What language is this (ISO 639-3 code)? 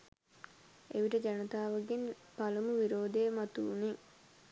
sin